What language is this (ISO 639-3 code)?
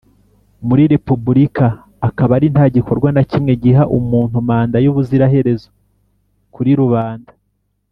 kin